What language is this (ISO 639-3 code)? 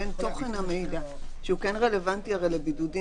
heb